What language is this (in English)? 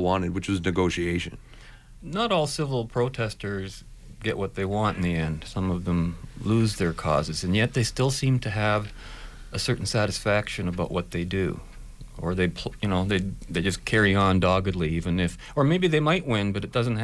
English